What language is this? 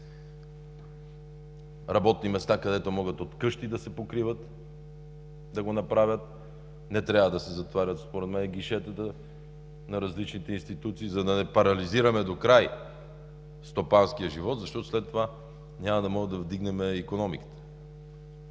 Bulgarian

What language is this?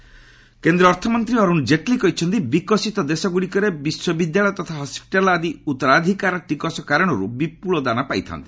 Odia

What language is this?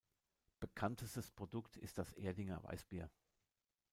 German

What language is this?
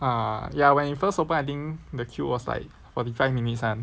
English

